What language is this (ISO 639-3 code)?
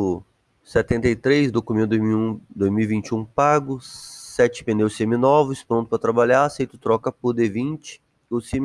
por